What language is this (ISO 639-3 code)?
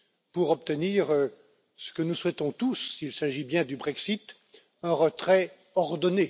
fra